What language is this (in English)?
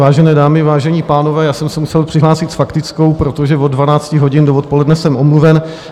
Czech